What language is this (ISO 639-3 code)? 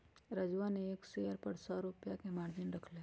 mag